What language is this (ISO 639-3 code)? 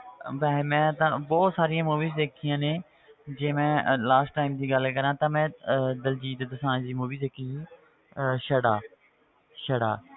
pan